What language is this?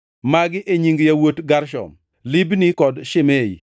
Luo (Kenya and Tanzania)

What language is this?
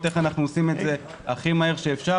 Hebrew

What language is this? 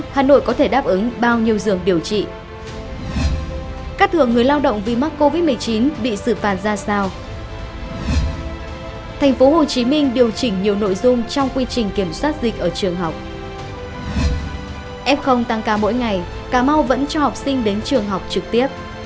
Vietnamese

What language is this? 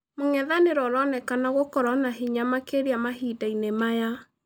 Kikuyu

